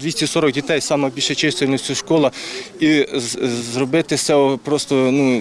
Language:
Ukrainian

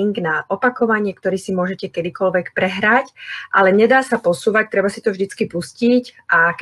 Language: Slovak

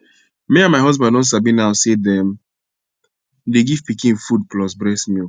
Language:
Nigerian Pidgin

